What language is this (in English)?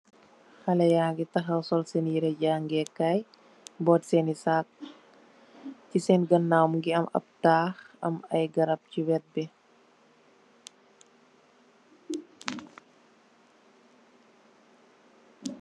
Wolof